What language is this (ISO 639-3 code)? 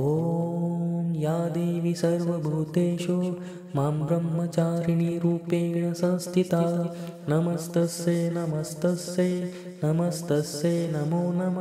mar